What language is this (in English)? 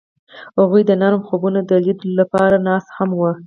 Pashto